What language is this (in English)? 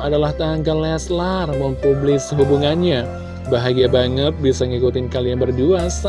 Indonesian